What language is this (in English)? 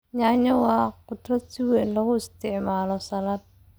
Somali